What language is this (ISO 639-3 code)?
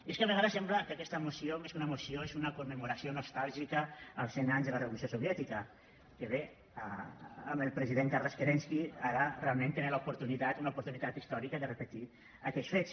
cat